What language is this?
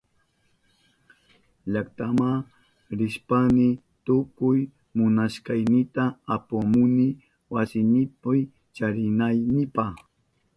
Southern Pastaza Quechua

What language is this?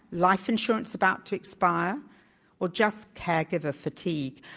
English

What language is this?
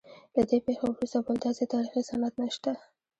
Pashto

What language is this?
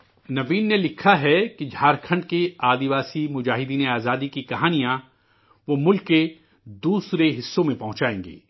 Urdu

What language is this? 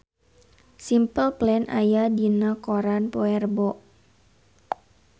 Sundanese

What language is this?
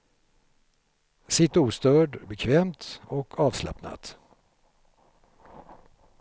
Swedish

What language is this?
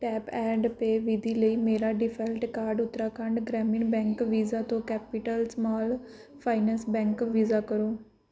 Punjabi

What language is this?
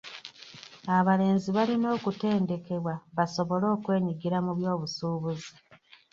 Ganda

